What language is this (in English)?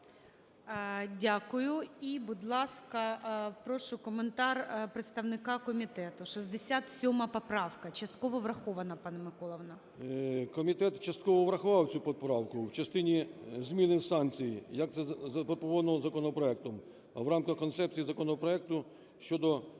Ukrainian